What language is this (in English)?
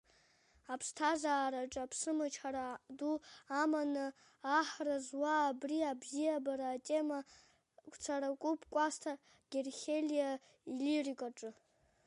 Abkhazian